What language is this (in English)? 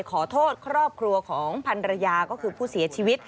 Thai